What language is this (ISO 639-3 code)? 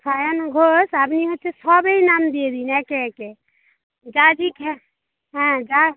ben